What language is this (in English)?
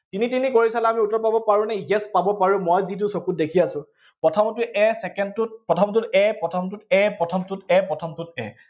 Assamese